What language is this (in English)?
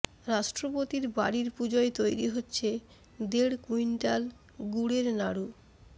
Bangla